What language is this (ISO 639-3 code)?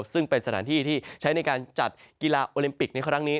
tha